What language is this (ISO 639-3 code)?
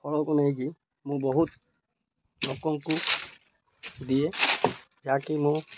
ori